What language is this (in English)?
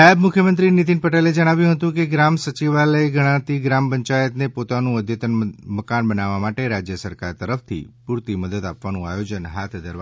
Gujarati